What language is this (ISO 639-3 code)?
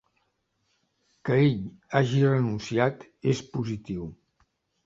cat